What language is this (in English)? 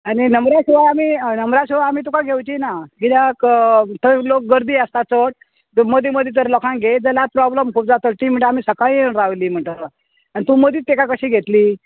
Konkani